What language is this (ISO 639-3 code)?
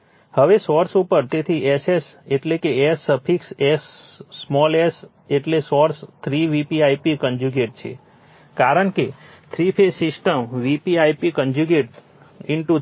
guj